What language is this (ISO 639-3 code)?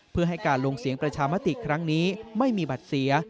tha